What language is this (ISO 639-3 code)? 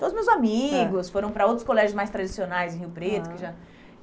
por